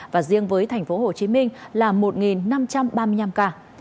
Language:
Vietnamese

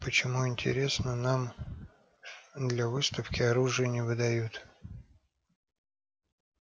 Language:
Russian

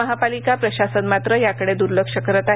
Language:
Marathi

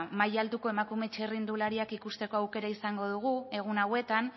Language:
Basque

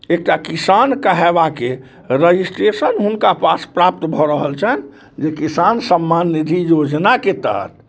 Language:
Maithili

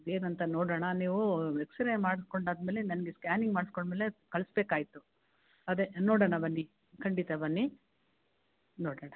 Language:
Kannada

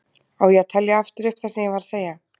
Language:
Icelandic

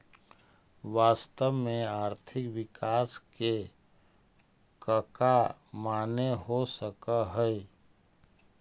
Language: Magahi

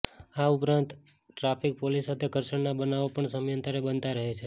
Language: Gujarati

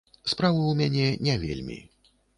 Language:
Belarusian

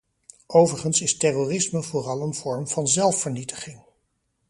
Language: Dutch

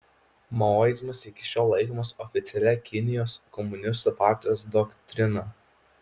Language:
Lithuanian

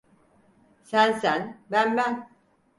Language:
Turkish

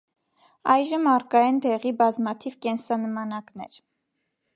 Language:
Armenian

